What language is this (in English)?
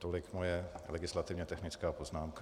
Czech